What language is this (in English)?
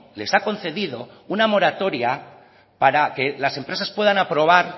Spanish